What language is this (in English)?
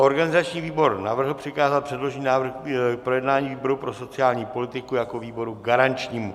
Czech